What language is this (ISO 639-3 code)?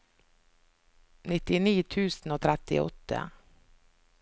nor